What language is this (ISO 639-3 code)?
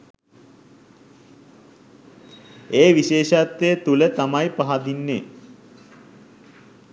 sin